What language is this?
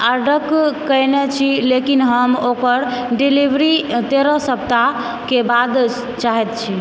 Maithili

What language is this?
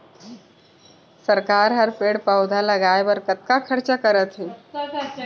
Chhattisgarhi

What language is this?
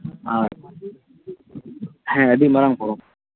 Santali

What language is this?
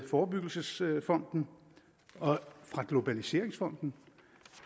Danish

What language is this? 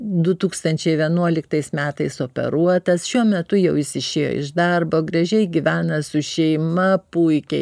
Lithuanian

